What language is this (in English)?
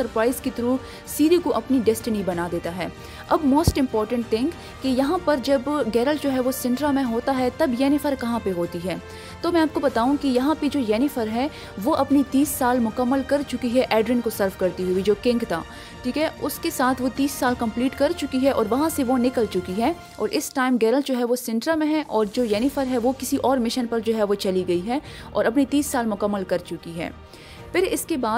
Urdu